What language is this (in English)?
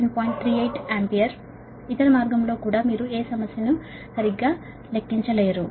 Telugu